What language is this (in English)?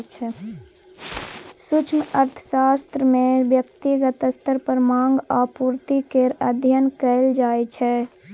Maithili